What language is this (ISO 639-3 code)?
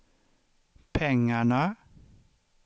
swe